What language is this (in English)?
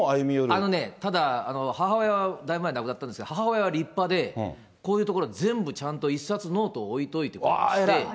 Japanese